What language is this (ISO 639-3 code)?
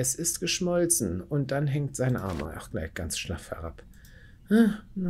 deu